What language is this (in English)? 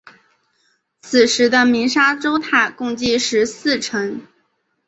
Chinese